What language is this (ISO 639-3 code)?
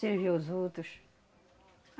por